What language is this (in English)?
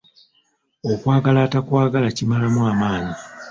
Ganda